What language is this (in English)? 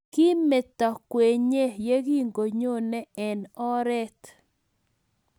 Kalenjin